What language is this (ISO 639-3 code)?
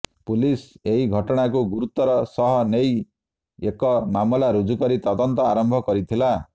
ori